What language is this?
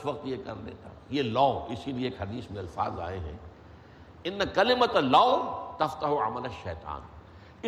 Urdu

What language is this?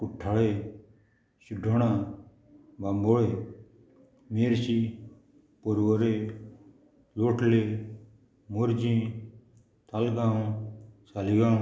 Konkani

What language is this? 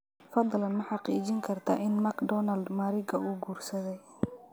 Somali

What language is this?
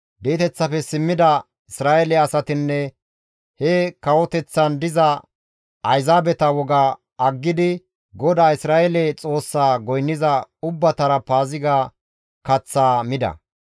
Gamo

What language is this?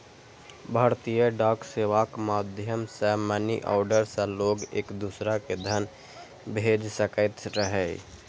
Maithili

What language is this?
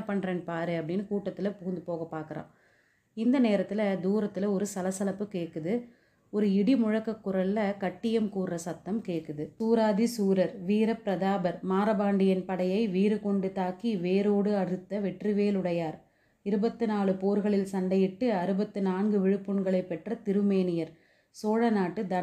Tamil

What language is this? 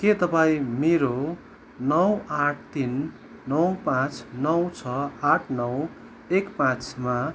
Nepali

